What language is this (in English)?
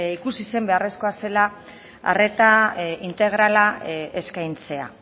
Basque